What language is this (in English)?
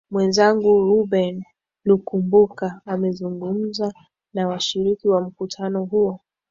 Swahili